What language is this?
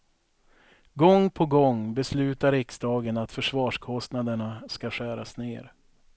Swedish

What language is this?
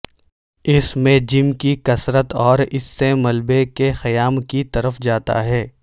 Urdu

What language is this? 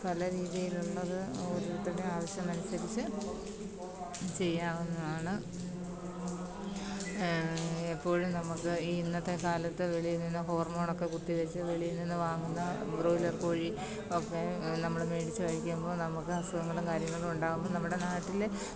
Malayalam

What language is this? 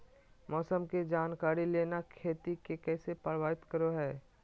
Magahi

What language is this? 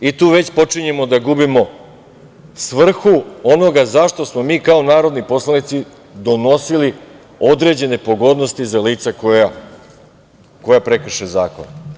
Serbian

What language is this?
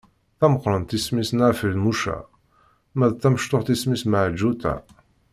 Kabyle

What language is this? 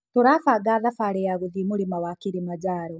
Kikuyu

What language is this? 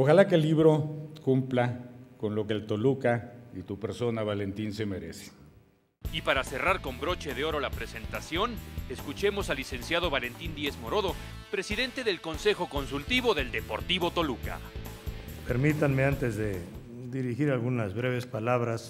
Spanish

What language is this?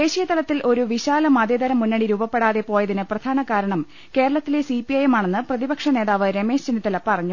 Malayalam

